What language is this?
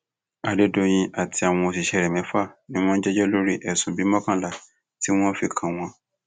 Yoruba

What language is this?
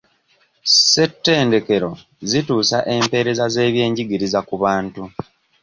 Ganda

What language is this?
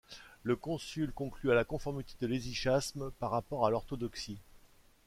French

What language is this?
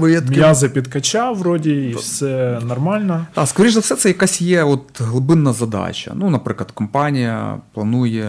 Ukrainian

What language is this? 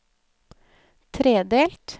Norwegian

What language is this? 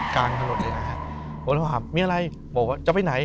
Thai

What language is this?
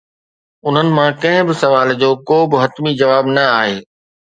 Sindhi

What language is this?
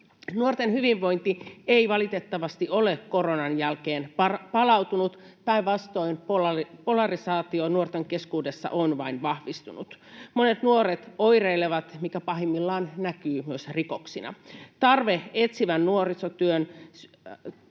Finnish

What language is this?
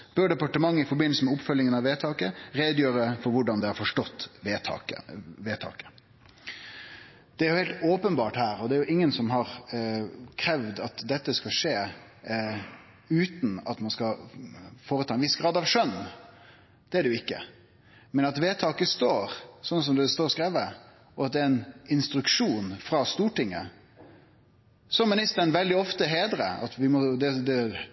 Norwegian Nynorsk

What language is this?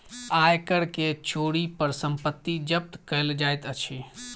Maithili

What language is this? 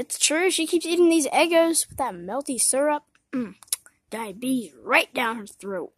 English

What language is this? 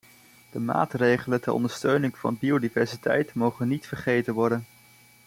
Dutch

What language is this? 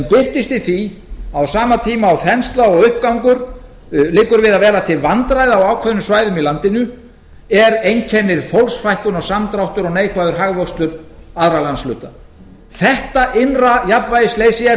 Icelandic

